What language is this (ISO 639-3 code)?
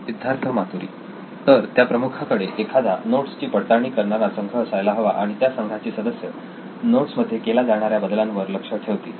mar